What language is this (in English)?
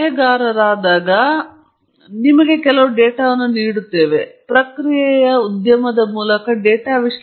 Kannada